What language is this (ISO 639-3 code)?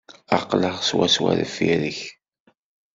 kab